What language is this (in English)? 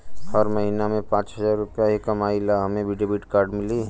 Bhojpuri